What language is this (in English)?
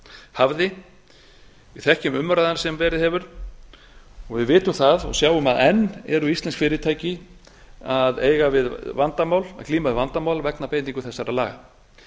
Icelandic